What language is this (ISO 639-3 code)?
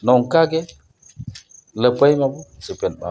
sat